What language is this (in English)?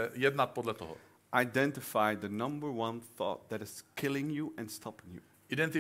Czech